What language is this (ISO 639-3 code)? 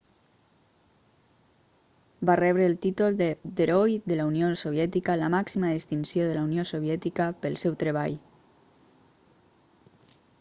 cat